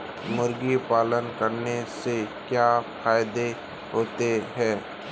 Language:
Hindi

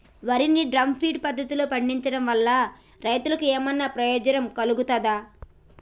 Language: Telugu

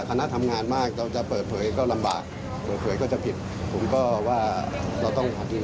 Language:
Thai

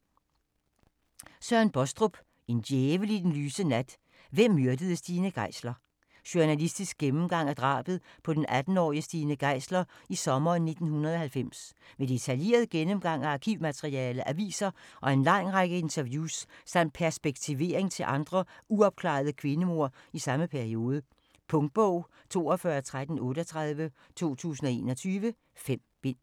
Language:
Danish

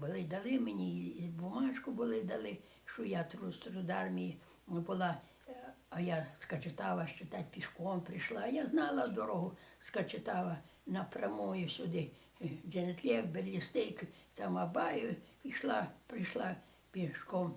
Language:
Polish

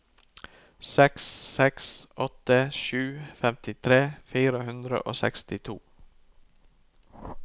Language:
Norwegian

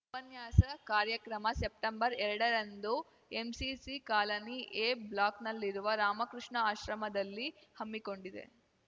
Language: Kannada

